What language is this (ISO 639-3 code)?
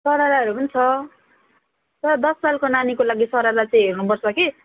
nep